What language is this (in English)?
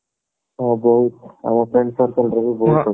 Odia